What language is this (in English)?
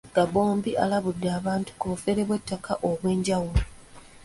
Ganda